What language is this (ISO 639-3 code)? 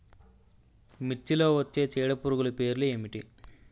tel